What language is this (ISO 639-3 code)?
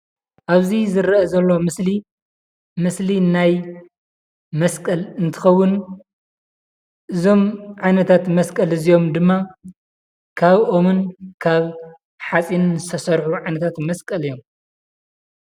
tir